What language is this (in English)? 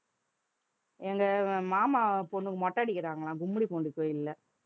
Tamil